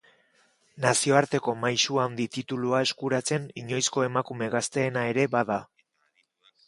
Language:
Basque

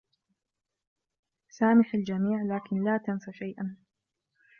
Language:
Arabic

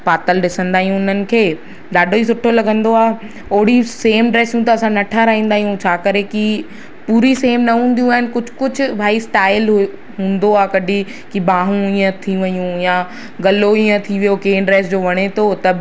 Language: Sindhi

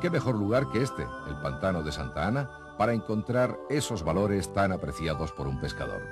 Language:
Spanish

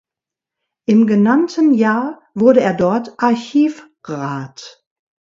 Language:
German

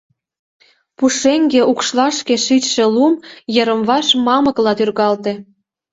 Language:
Mari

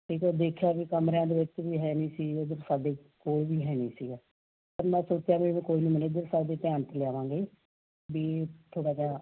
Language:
Punjabi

